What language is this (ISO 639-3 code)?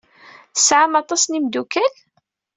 kab